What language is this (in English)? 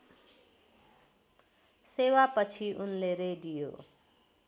Nepali